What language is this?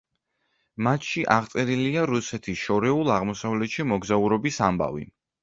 Georgian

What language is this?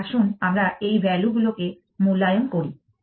Bangla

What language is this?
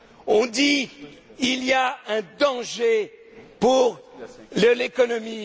French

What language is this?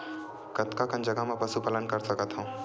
Chhattisgarhi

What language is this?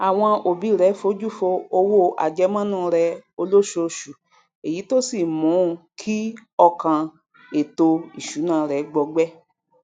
Yoruba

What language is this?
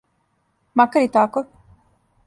Serbian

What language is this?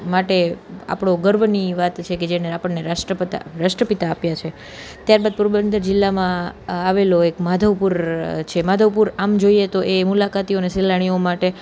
Gujarati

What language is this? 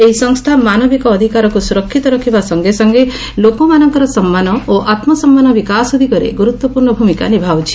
Odia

